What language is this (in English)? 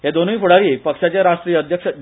Konkani